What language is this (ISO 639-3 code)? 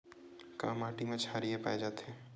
hne